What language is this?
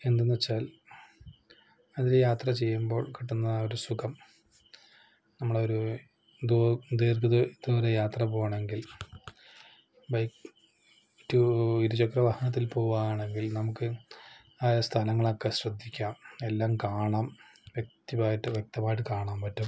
Malayalam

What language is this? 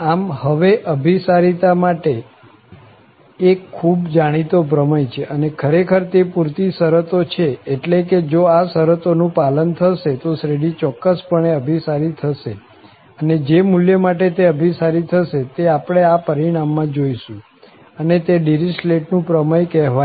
Gujarati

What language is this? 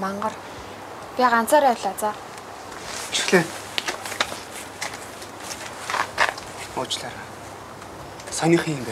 Korean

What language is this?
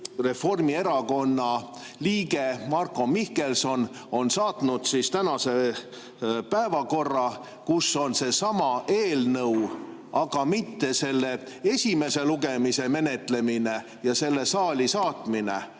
Estonian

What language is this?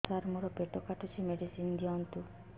Odia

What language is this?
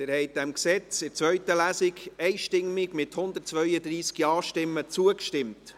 Swiss German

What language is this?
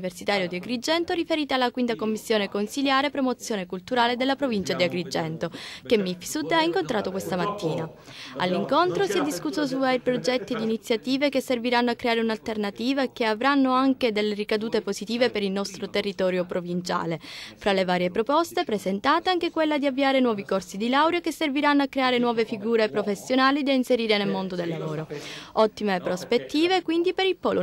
Italian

